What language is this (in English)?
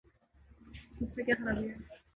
Urdu